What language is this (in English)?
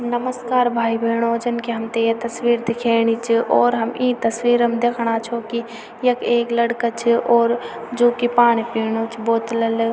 Garhwali